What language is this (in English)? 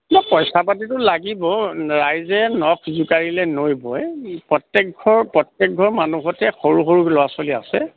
Assamese